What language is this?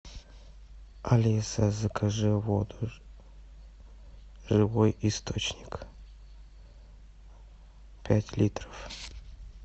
Russian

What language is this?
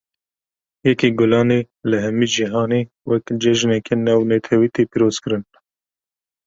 Kurdish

